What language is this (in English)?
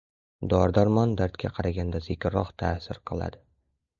Uzbek